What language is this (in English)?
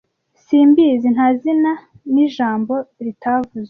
Kinyarwanda